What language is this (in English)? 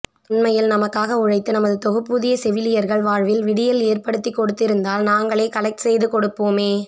Tamil